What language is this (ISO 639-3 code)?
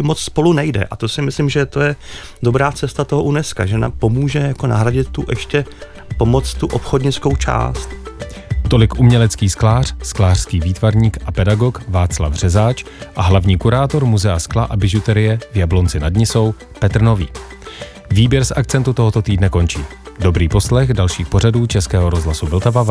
ces